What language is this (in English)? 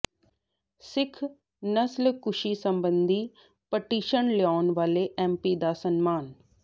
Punjabi